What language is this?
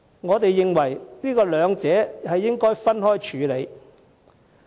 Cantonese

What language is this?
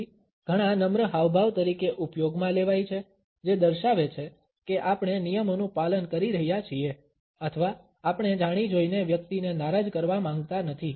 Gujarati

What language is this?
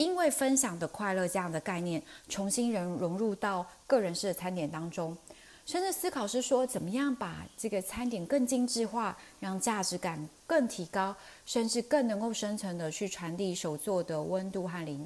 Chinese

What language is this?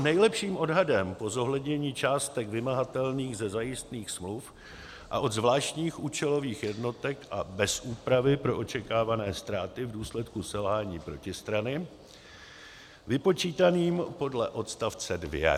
Czech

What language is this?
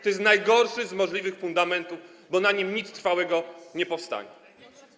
Polish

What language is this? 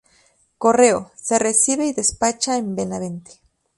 Spanish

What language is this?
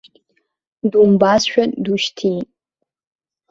Abkhazian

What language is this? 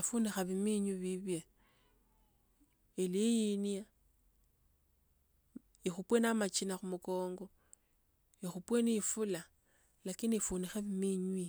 Tsotso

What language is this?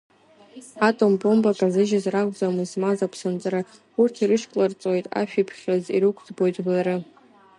Abkhazian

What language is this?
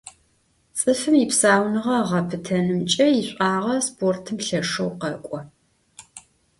Adyghe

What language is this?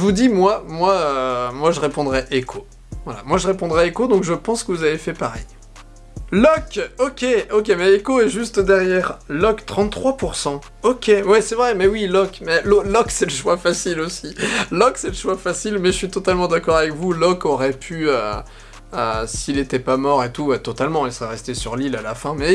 French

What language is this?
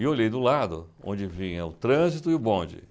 Portuguese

